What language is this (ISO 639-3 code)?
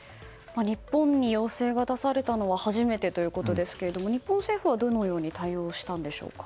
jpn